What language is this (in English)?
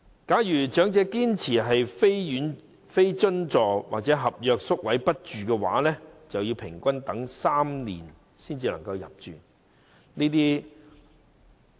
Cantonese